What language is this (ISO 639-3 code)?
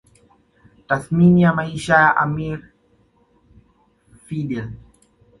swa